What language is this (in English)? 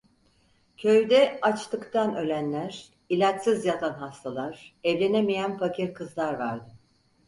Turkish